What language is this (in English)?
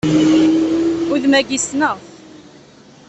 Kabyle